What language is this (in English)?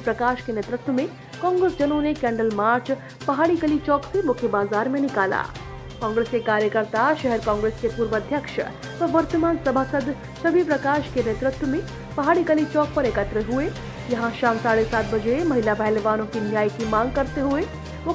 Hindi